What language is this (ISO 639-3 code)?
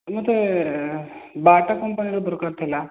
ori